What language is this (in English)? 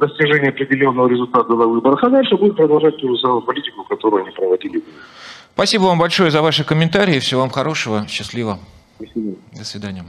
Russian